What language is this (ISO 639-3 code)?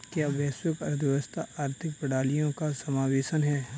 hin